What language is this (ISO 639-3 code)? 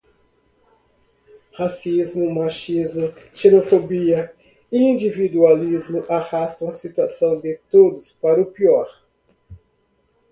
por